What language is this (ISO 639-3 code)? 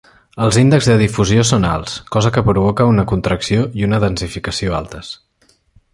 cat